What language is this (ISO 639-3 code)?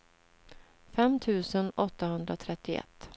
swe